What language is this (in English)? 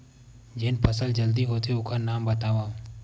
Chhattisgarhi